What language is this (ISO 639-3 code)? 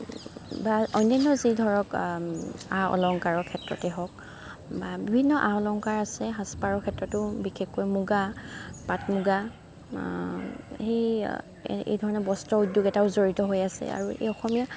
asm